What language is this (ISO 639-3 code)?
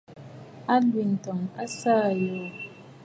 bfd